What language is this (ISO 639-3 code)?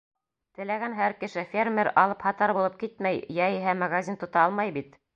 bak